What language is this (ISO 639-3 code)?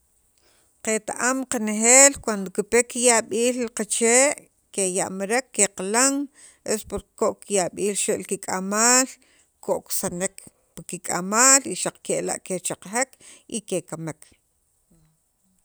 quv